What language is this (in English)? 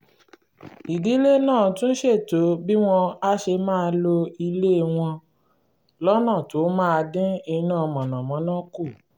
Yoruba